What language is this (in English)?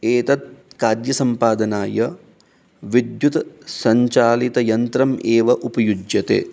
Sanskrit